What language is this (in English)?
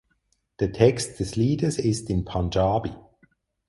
German